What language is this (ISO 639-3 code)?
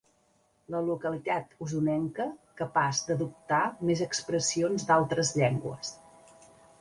cat